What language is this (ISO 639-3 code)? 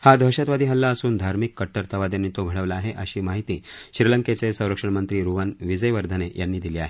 mar